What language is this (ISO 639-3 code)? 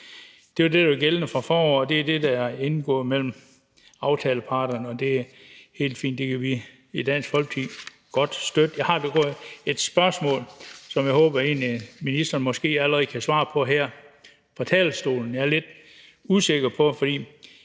dan